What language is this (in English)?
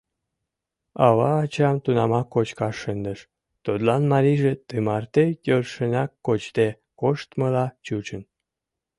Mari